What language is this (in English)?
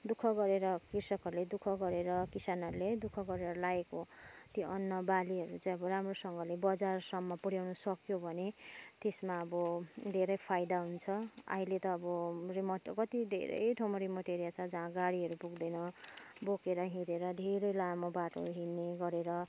Nepali